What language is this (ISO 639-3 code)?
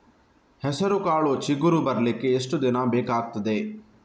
kan